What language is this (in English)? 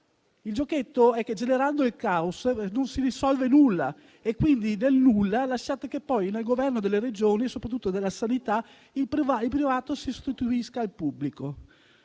Italian